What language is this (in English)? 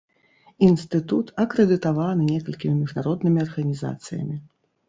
Belarusian